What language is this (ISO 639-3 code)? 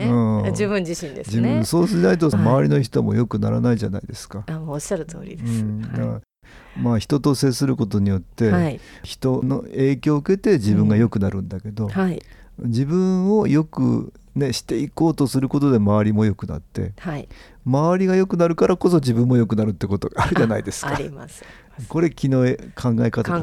jpn